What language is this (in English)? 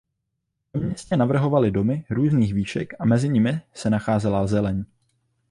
Czech